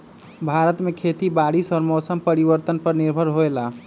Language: Magahi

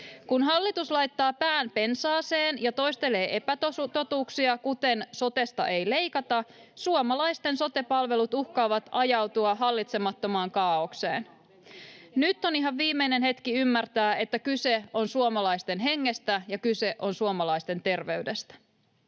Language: Finnish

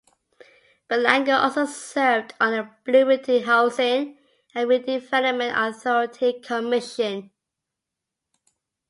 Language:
English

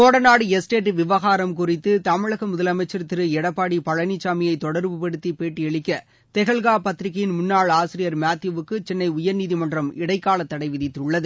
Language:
Tamil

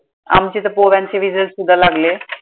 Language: Marathi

